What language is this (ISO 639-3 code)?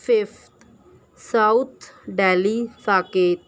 urd